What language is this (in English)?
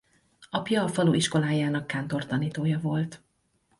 Hungarian